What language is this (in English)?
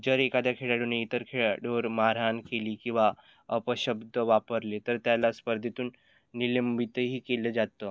Marathi